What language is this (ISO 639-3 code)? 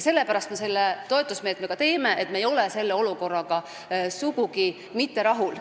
est